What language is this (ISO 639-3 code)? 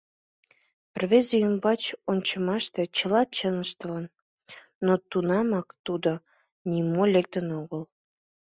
chm